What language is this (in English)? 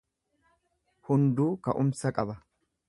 Oromo